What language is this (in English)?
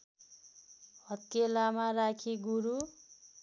Nepali